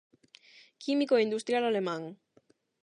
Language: Galician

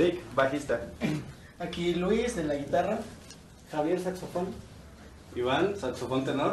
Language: Spanish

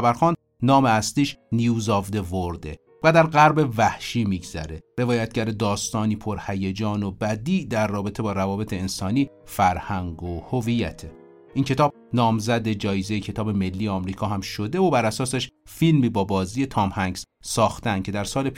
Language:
Persian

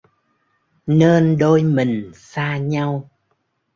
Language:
Vietnamese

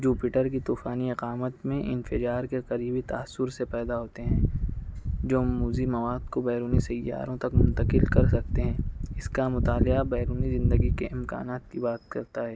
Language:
Urdu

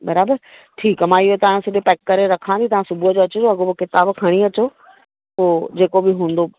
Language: Sindhi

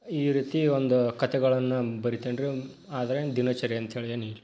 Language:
Kannada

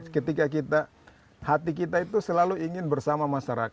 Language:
Indonesian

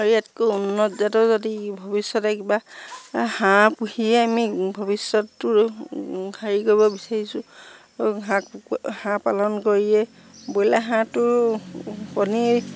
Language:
Assamese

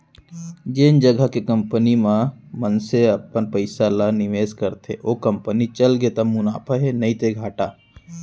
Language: Chhattisgarhi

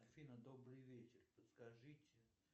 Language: Russian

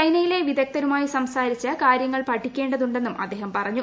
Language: Malayalam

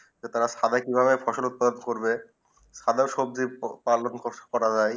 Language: Bangla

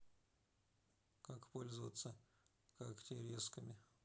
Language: Russian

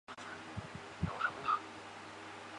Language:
Chinese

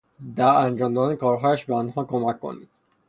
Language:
Persian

